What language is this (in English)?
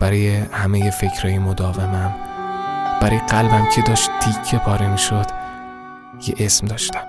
Persian